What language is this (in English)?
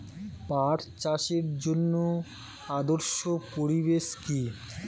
Bangla